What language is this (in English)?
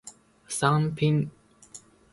Japanese